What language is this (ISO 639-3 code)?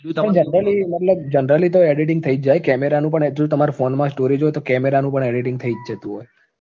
guj